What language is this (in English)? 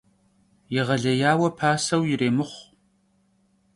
Kabardian